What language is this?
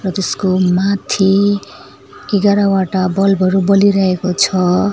Nepali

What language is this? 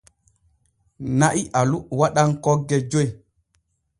Borgu Fulfulde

